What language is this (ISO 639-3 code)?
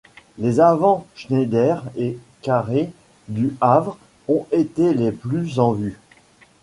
fra